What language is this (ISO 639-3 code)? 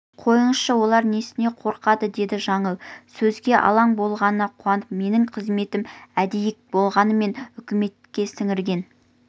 kaz